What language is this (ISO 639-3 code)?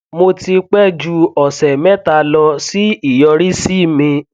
yor